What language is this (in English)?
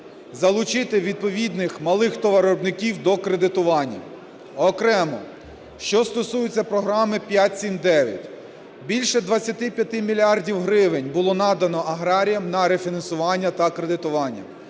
Ukrainian